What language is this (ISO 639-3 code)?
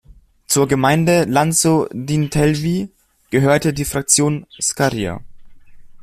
deu